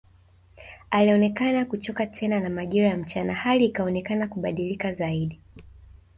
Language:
Swahili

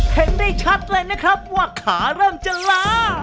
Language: Thai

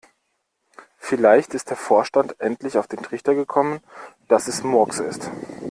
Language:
German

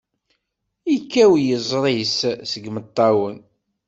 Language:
Kabyle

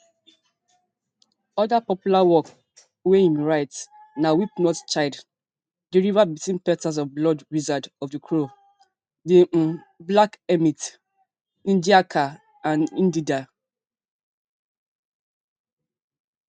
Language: Nigerian Pidgin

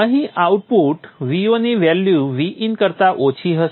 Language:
Gujarati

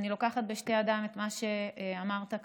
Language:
Hebrew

